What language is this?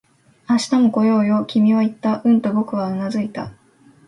Japanese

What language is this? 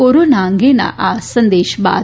Gujarati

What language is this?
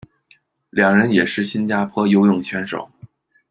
Chinese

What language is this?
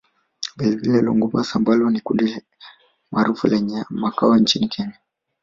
Swahili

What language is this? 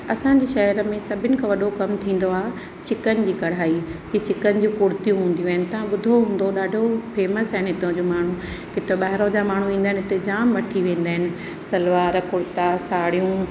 Sindhi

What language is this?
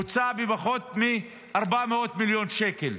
Hebrew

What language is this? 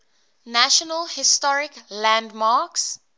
English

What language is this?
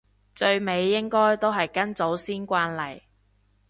Cantonese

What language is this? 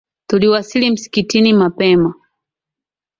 Swahili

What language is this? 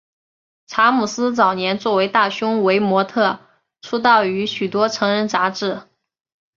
Chinese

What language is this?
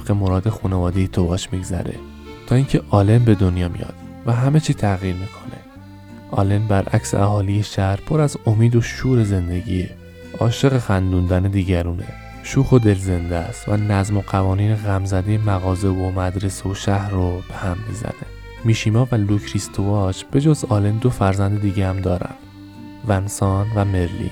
Persian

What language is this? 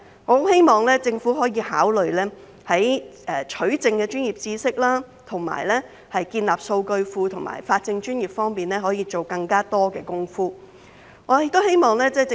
Cantonese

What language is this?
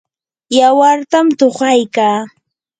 Yanahuanca Pasco Quechua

